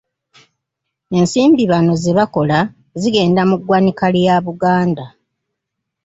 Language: Ganda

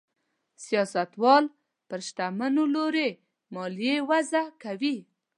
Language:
Pashto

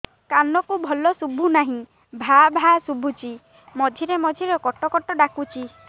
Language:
Odia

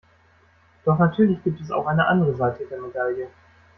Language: German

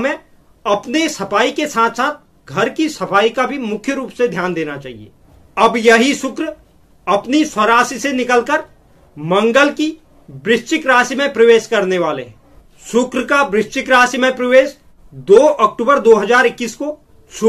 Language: Hindi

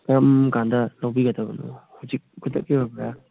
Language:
Manipuri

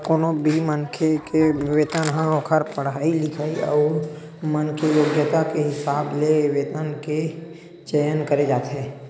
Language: Chhattisgarhi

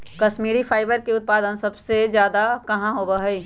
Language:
Magahi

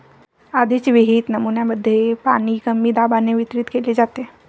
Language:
Marathi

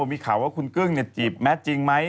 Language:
Thai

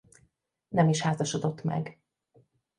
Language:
Hungarian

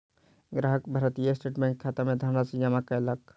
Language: Maithili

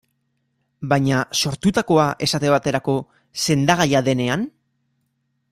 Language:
Basque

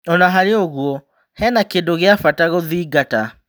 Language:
Kikuyu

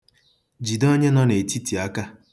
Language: Igbo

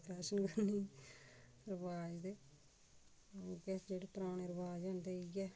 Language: Dogri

